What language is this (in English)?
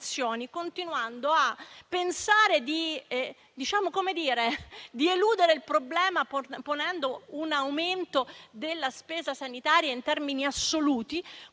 Italian